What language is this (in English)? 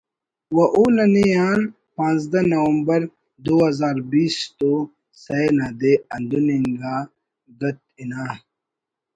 Brahui